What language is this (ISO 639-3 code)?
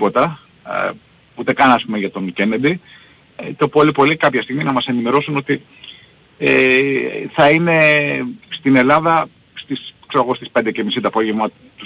ell